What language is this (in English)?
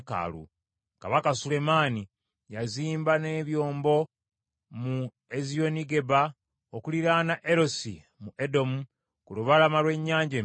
Ganda